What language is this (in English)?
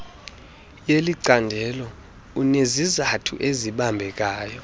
Xhosa